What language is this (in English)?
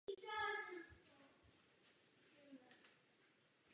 Czech